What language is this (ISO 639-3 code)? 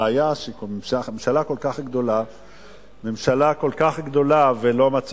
heb